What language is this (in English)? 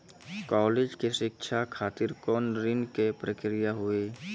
Maithili